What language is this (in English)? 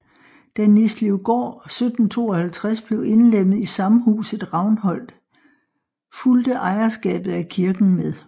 Danish